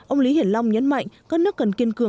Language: Vietnamese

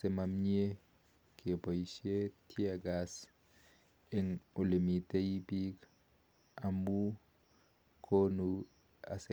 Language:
Kalenjin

